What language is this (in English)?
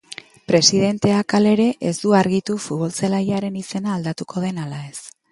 Basque